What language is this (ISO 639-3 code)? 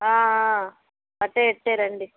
tel